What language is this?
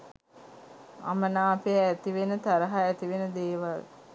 Sinhala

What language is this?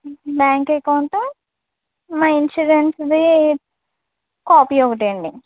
Telugu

